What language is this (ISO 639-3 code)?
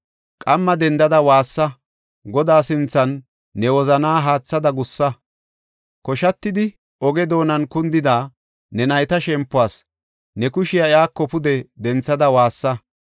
gof